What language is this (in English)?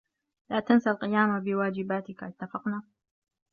Arabic